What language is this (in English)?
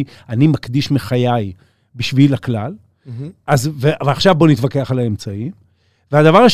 Hebrew